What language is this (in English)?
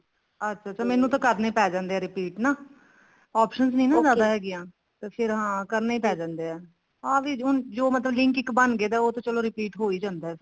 Punjabi